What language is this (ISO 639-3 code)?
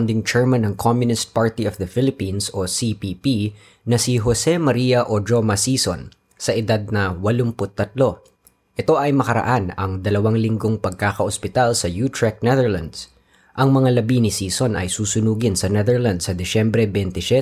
fil